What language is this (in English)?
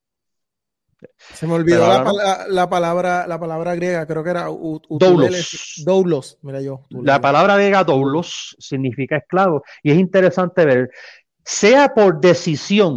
Spanish